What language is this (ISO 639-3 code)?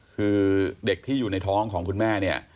tha